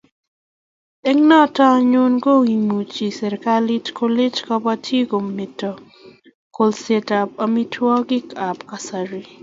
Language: Kalenjin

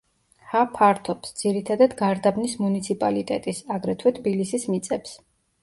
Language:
Georgian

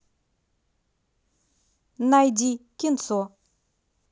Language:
Russian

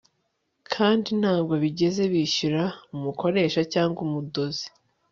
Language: Kinyarwanda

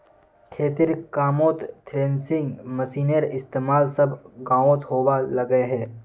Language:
Magahi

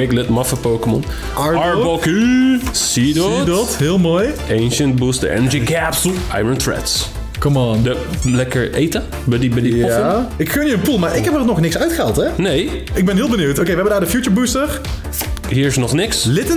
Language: Dutch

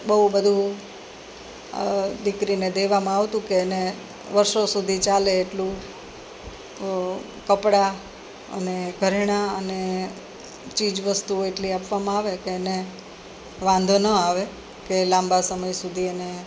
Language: Gujarati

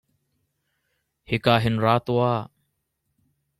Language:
Hakha Chin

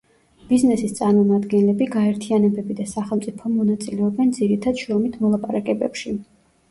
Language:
Georgian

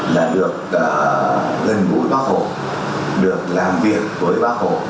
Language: Vietnamese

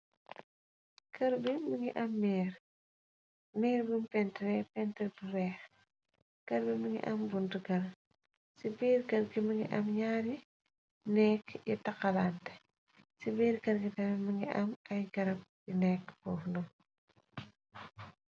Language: Wolof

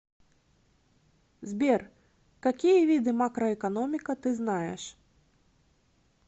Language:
Russian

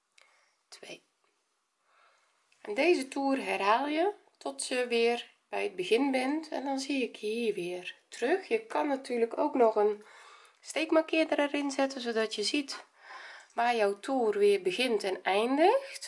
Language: Dutch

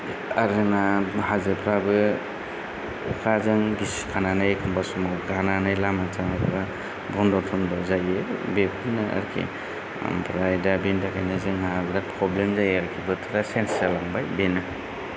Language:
Bodo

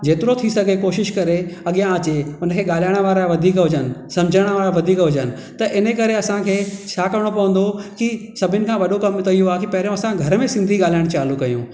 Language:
Sindhi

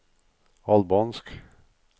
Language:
Norwegian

